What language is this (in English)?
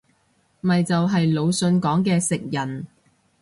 Cantonese